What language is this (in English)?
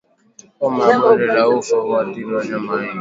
Swahili